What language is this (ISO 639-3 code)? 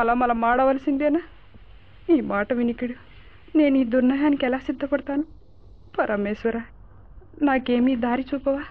tel